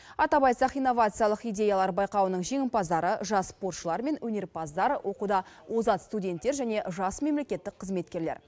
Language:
Kazakh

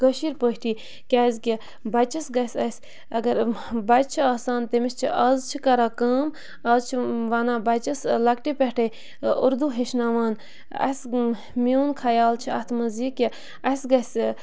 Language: Kashmiri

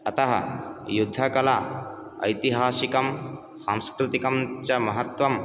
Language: Sanskrit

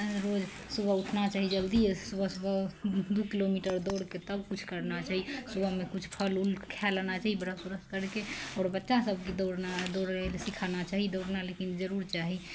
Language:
Maithili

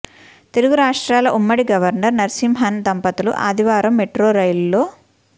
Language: Telugu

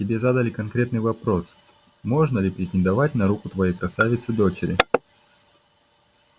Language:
Russian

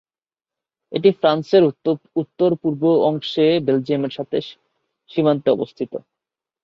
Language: Bangla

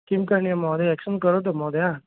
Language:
Sanskrit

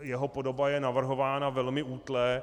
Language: Czech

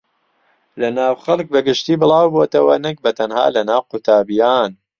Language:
Central Kurdish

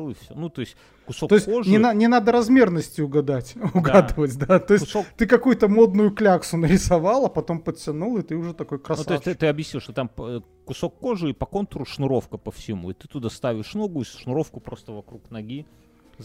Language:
Russian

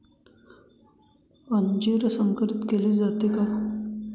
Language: Marathi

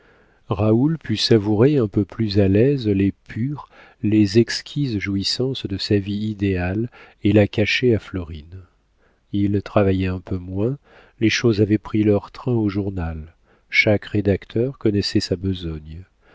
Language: French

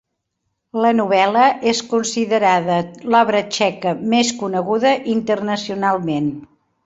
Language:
Catalan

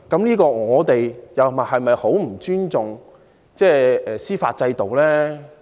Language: Cantonese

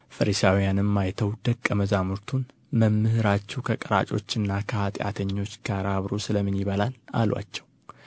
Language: Amharic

